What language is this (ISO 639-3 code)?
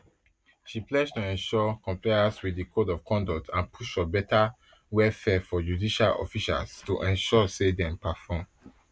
pcm